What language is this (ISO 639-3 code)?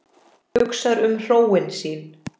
isl